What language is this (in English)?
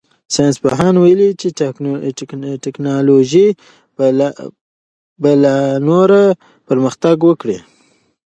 Pashto